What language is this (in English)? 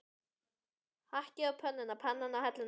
Icelandic